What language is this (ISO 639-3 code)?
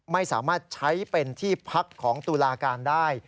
tha